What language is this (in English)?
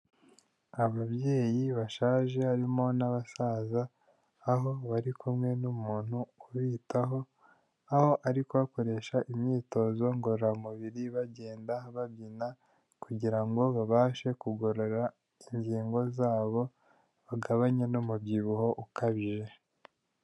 Kinyarwanda